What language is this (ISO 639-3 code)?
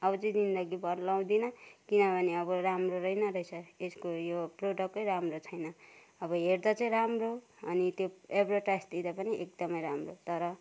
nep